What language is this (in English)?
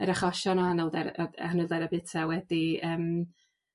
Welsh